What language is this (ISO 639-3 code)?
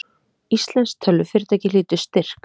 isl